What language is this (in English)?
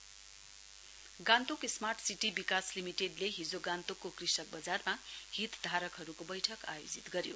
Nepali